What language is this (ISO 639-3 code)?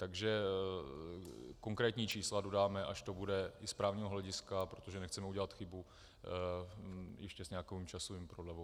ces